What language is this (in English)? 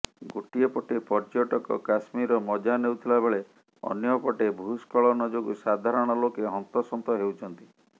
Odia